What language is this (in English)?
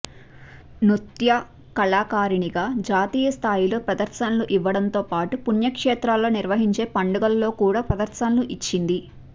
Telugu